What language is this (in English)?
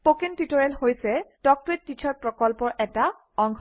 Assamese